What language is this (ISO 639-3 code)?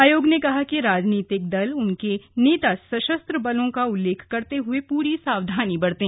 hin